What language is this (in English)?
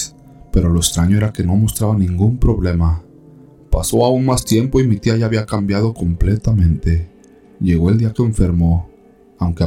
Spanish